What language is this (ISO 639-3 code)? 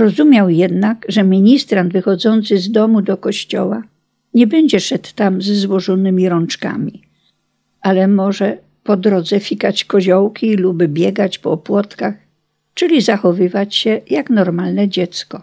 pol